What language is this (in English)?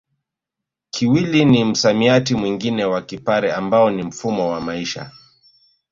Swahili